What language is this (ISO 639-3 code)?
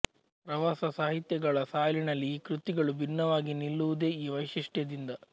kan